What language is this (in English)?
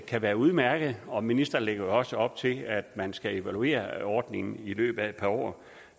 Danish